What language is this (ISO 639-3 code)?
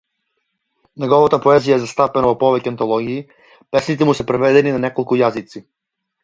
mkd